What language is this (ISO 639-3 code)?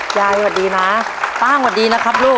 tha